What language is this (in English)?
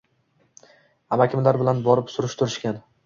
Uzbek